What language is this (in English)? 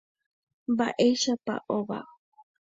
Guarani